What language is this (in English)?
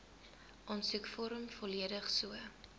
Afrikaans